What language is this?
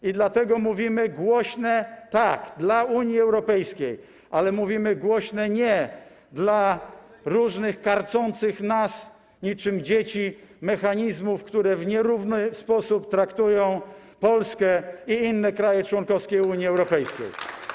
Polish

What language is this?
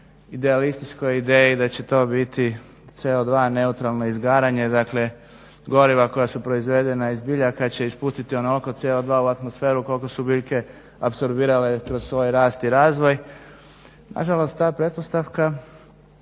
Croatian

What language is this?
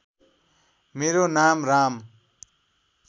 Nepali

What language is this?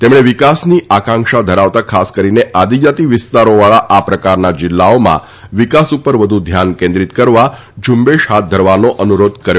Gujarati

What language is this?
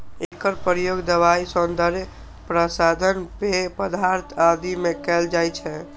Maithili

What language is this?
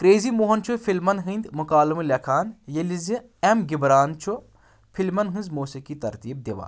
Kashmiri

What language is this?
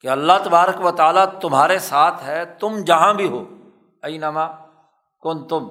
Urdu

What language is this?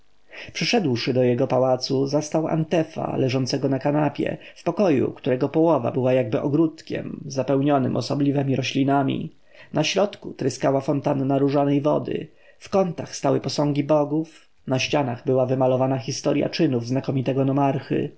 Polish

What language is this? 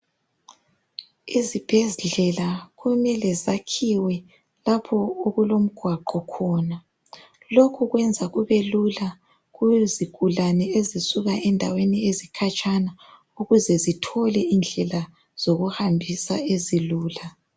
North Ndebele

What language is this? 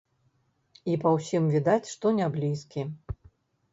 Belarusian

